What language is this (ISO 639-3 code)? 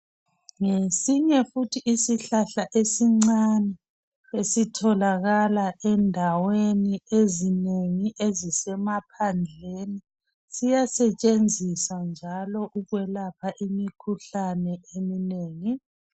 nde